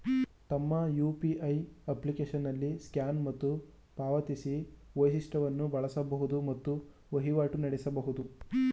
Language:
Kannada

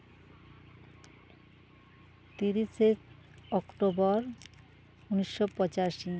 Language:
Santali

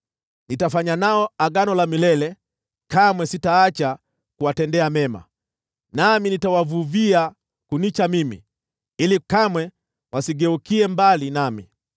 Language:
Swahili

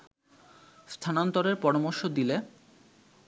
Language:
Bangla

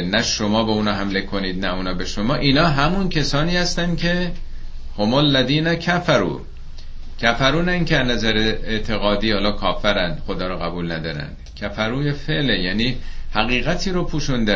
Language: Persian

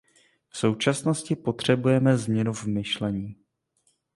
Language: Czech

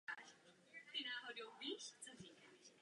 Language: Czech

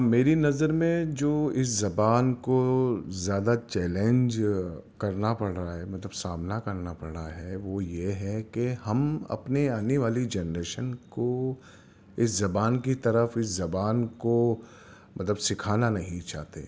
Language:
Urdu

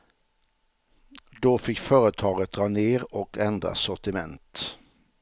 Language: Swedish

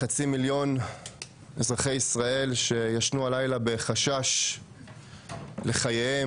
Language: Hebrew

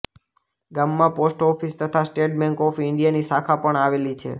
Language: Gujarati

